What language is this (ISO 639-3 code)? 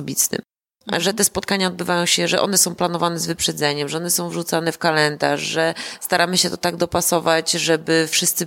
pol